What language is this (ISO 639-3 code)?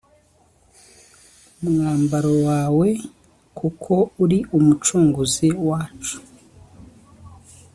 kin